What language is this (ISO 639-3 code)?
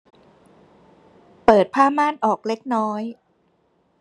tha